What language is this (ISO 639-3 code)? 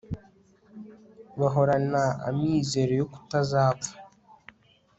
kin